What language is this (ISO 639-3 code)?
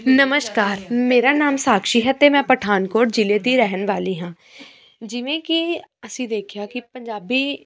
pan